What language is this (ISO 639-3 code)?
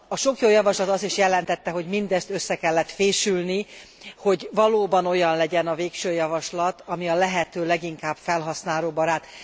hun